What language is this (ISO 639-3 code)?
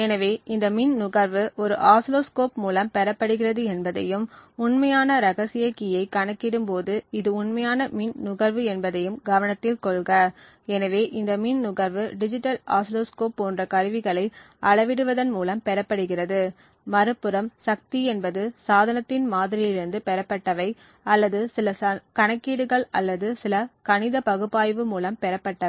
tam